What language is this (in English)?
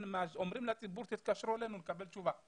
Hebrew